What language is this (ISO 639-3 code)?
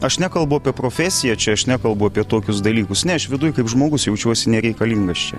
lit